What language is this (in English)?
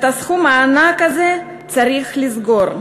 Hebrew